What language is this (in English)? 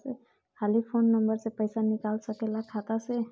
Bhojpuri